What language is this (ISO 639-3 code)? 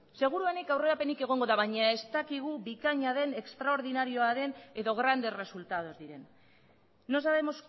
eus